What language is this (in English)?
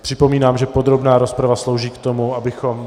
Czech